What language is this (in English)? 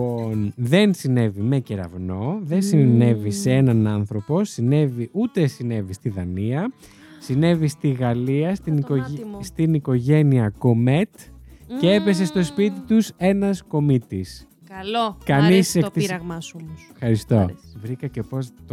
Greek